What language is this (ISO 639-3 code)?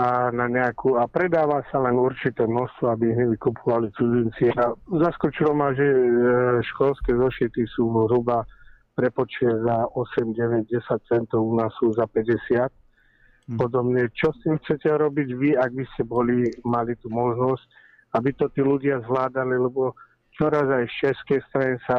slk